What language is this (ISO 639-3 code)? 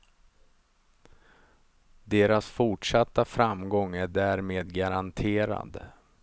swe